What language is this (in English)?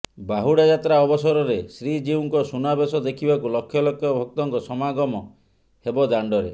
Odia